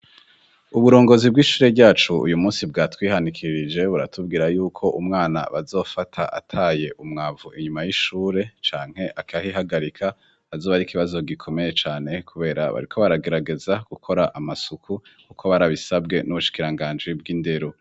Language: Rundi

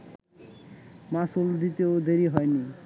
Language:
Bangla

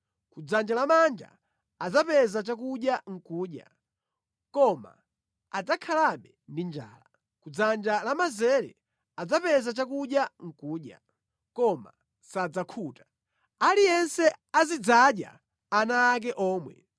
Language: Nyanja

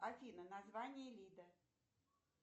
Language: Russian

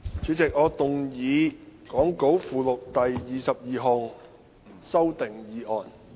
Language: Cantonese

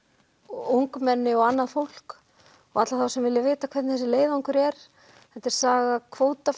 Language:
Icelandic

